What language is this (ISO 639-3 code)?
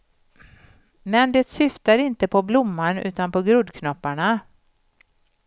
swe